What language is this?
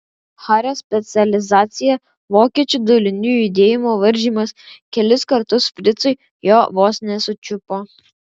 Lithuanian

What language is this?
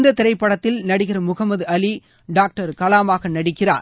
Tamil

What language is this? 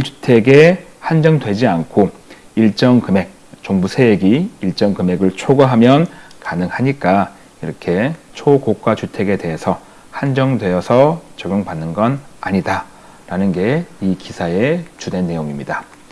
Korean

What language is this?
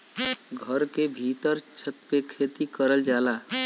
Bhojpuri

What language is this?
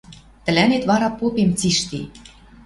Western Mari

